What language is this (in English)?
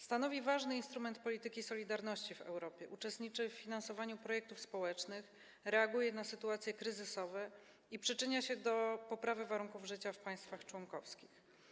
Polish